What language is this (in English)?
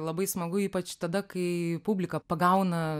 Lithuanian